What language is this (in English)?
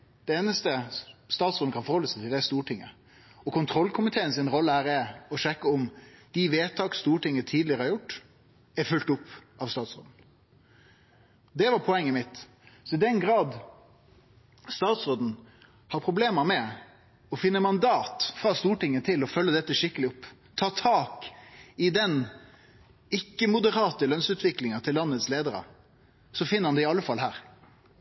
Norwegian Nynorsk